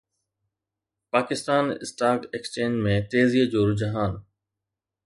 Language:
Sindhi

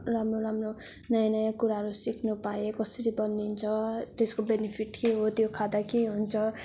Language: Nepali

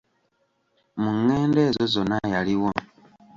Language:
Ganda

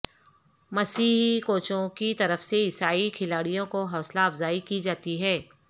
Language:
Urdu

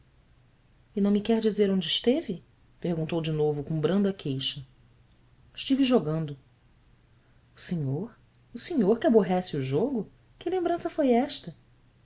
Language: Portuguese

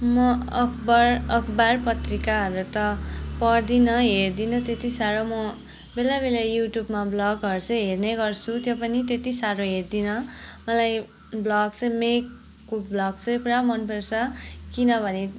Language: Nepali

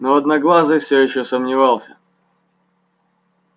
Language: Russian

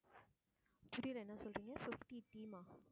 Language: Tamil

